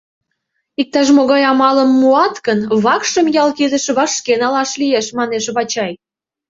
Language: Mari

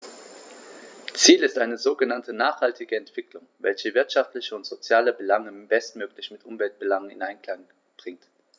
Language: German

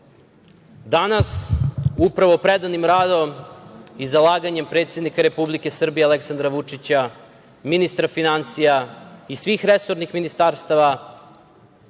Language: Serbian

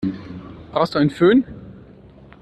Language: German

